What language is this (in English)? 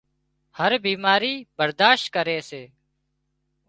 Wadiyara Koli